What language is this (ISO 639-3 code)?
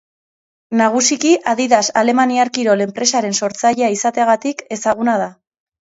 eus